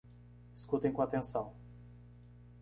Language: Portuguese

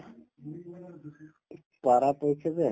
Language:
Assamese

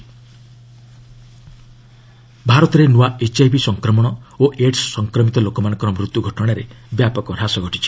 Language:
Odia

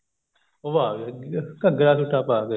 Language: Punjabi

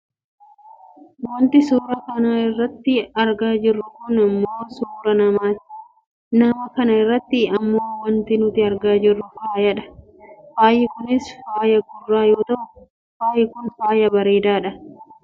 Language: Oromo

